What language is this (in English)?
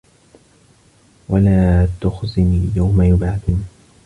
Arabic